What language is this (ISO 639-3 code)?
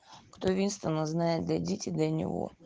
rus